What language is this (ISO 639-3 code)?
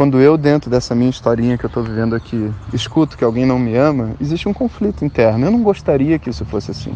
por